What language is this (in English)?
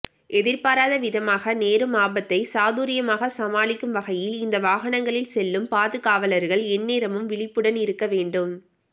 Tamil